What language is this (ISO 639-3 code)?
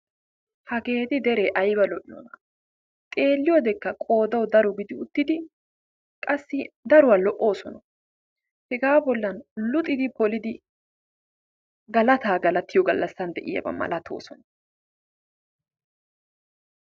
wal